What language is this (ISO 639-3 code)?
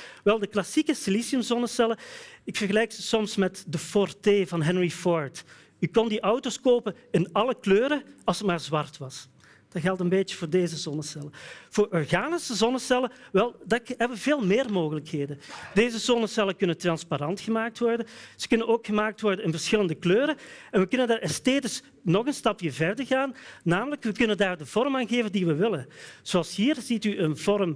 nld